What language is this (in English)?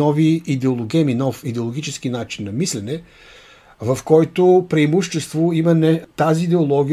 Bulgarian